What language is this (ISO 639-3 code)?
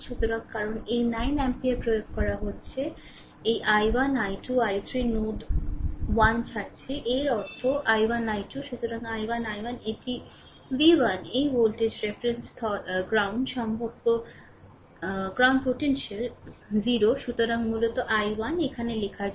ben